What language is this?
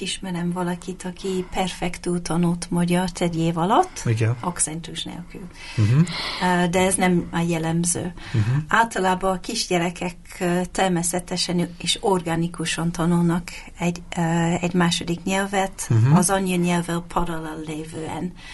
Hungarian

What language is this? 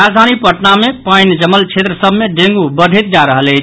Maithili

